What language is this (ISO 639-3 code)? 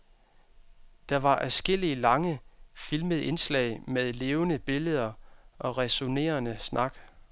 dan